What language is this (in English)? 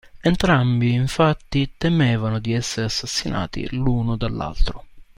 Italian